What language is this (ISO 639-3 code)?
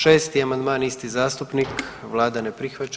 hrv